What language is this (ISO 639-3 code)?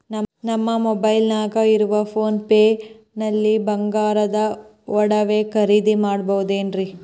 kan